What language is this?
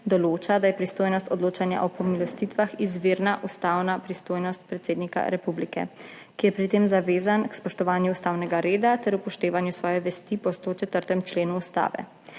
Slovenian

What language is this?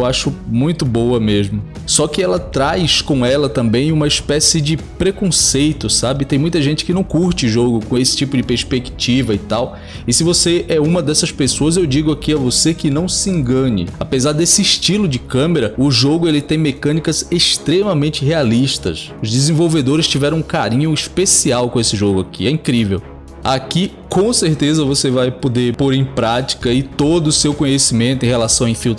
Portuguese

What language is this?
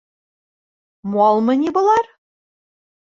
Bashkir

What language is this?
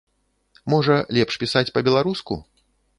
Belarusian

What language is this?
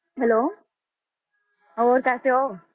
Punjabi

